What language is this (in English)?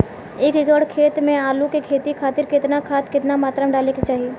Bhojpuri